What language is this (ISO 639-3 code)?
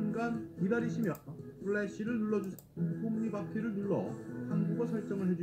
kor